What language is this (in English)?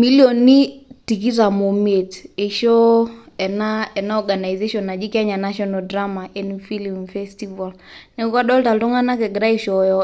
Masai